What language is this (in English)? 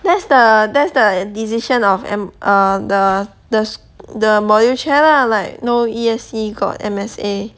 English